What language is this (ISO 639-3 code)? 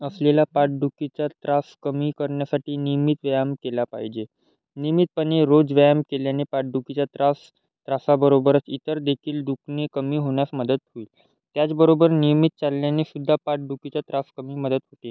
mar